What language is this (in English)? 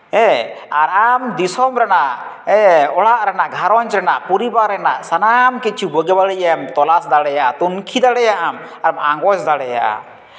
Santali